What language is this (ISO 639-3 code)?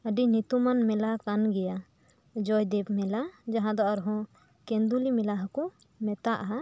sat